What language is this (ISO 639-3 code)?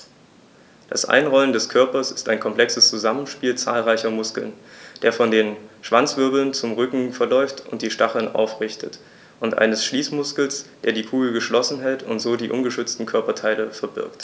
deu